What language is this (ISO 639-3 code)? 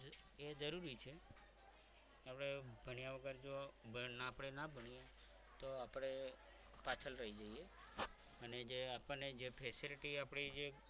guj